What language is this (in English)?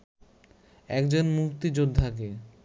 Bangla